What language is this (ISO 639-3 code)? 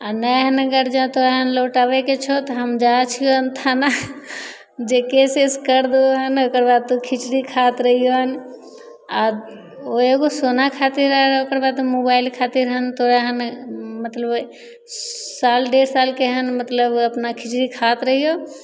mai